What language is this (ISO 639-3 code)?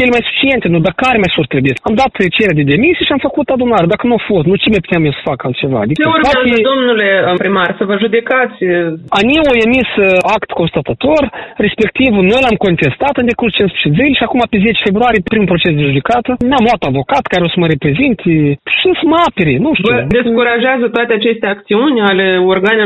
ron